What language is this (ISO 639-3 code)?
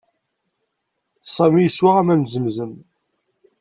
kab